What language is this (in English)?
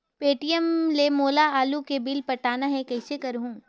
Chhattisgarhi